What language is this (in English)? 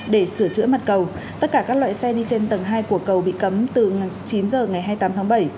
Vietnamese